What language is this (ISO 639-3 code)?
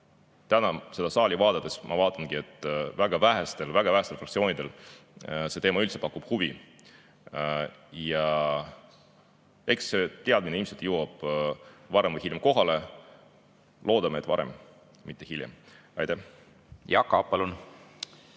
est